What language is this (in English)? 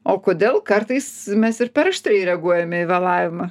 Lithuanian